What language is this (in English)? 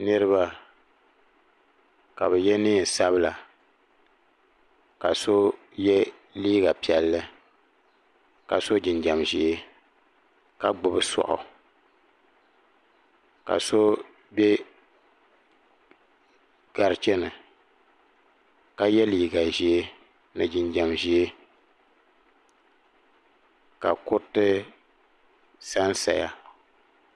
Dagbani